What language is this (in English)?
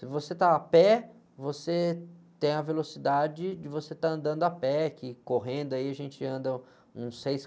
Portuguese